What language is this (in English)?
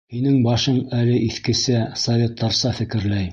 Bashkir